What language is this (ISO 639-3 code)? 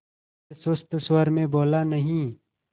hin